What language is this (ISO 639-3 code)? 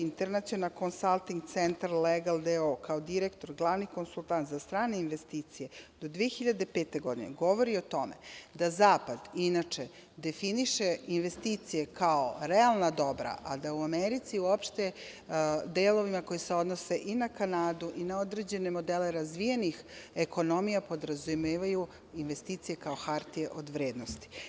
srp